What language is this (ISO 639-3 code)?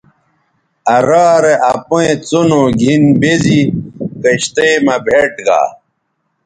btv